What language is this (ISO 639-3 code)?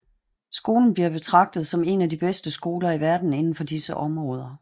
dan